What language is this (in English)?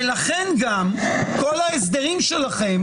Hebrew